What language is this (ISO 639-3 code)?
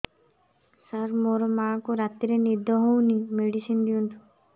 ori